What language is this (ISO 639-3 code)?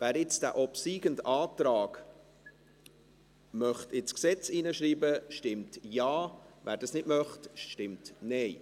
gsw